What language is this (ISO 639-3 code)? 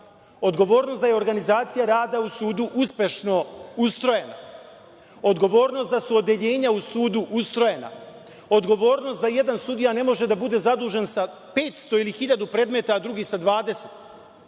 srp